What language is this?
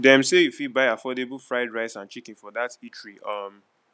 Nigerian Pidgin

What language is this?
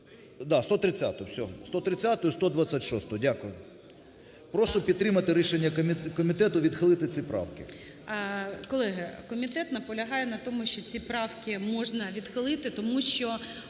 Ukrainian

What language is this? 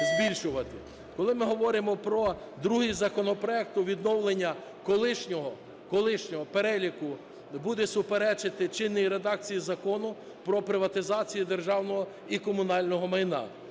Ukrainian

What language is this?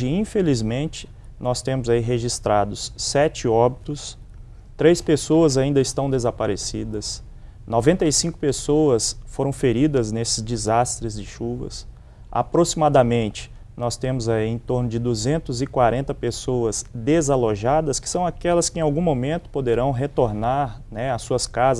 Portuguese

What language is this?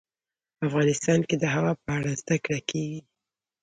Pashto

